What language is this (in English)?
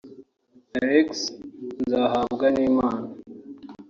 Kinyarwanda